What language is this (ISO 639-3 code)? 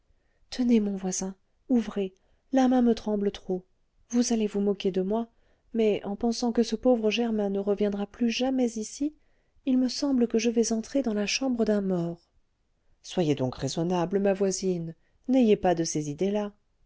fra